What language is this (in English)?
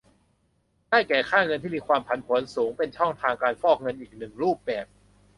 Thai